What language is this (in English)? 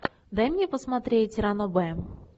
Russian